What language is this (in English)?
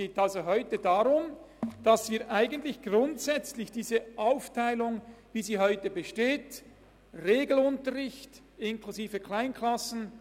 Swiss German